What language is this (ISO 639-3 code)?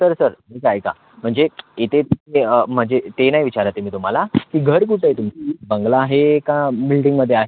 mar